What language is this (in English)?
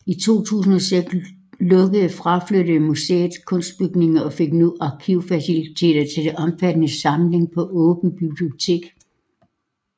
Danish